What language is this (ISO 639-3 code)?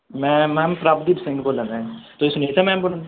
pan